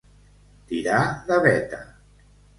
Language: Catalan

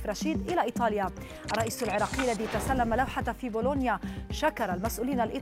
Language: Arabic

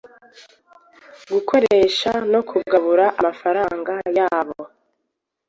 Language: Kinyarwanda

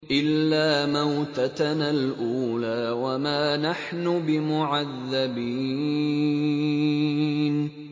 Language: Arabic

